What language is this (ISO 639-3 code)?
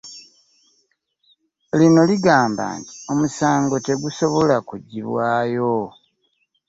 lug